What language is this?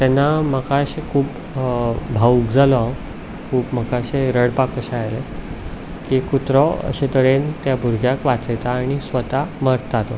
Konkani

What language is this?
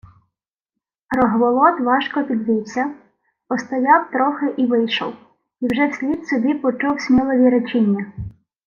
Ukrainian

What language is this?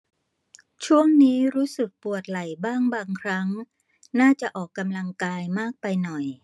Thai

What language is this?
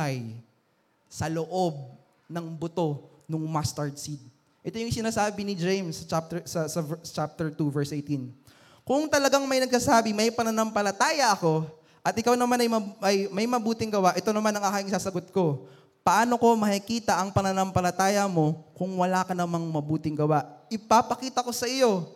Filipino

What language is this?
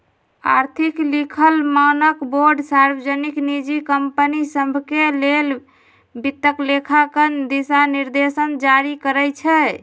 Magahi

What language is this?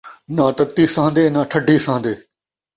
Saraiki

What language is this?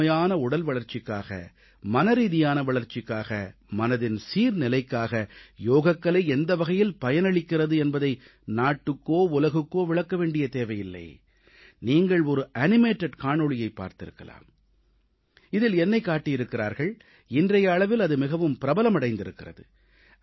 Tamil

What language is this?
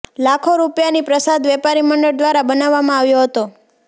Gujarati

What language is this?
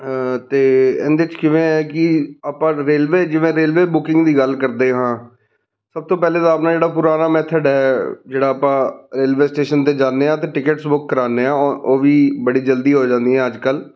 Punjabi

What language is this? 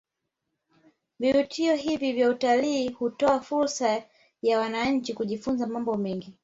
Swahili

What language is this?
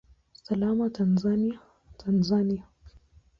Swahili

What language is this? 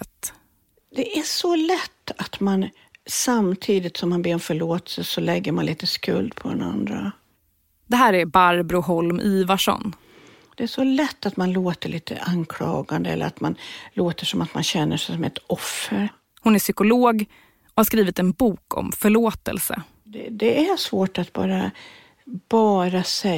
Swedish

